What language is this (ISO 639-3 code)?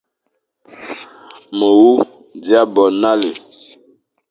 fan